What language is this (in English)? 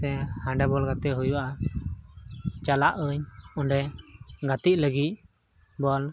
Santali